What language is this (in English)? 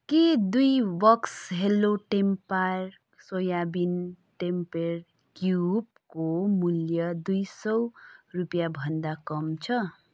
Nepali